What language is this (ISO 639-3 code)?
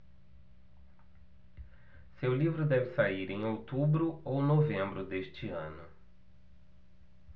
por